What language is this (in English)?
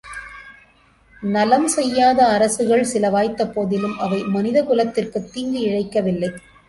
Tamil